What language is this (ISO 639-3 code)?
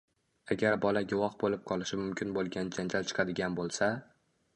uzb